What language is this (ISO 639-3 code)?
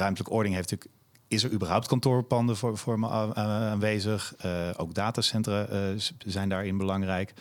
nld